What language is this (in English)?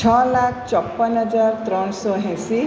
Gujarati